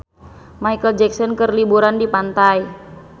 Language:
Sundanese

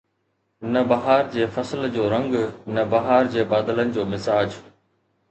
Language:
Sindhi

